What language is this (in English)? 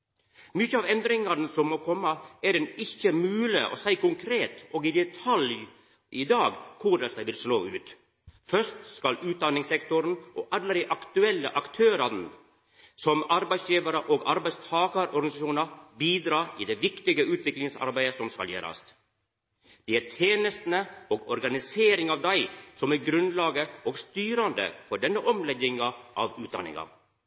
Norwegian Nynorsk